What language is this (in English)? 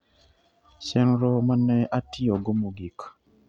Luo (Kenya and Tanzania)